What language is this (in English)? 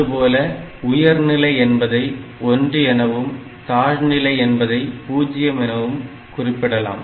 Tamil